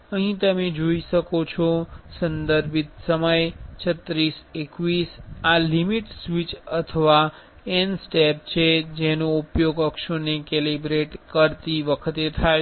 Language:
Gujarati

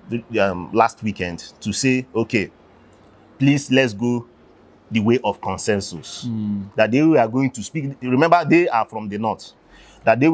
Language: English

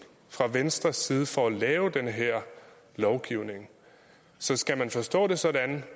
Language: Danish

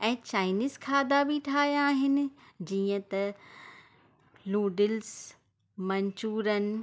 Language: Sindhi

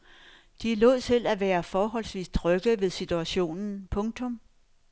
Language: Danish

